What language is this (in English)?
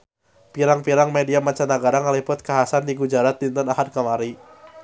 Sundanese